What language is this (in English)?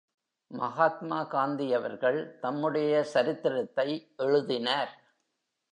Tamil